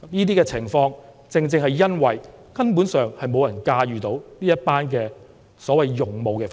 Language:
Cantonese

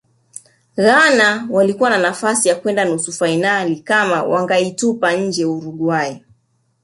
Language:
Swahili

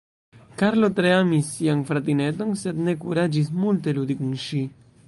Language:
Esperanto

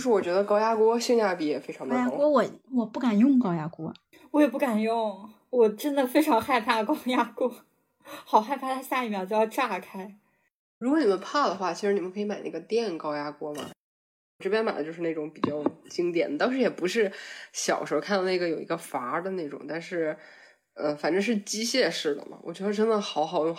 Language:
Chinese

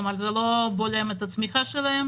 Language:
Hebrew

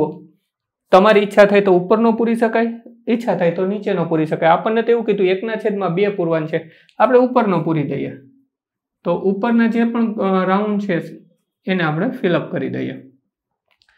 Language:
Romanian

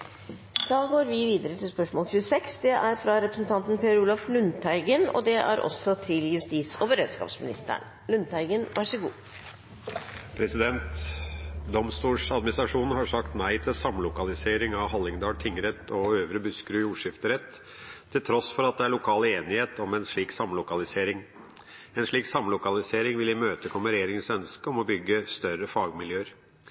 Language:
Norwegian Nynorsk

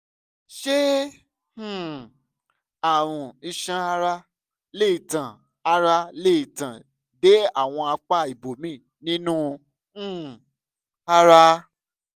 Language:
Yoruba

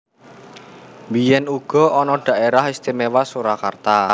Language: Javanese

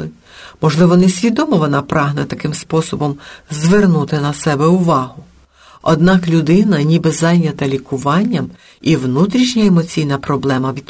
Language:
Ukrainian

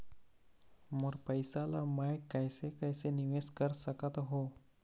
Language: Chhattisgarhi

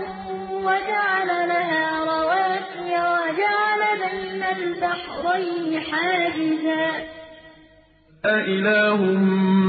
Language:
Arabic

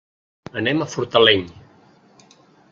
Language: Catalan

